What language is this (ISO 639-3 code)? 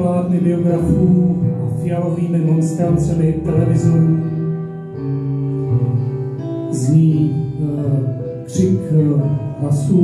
ces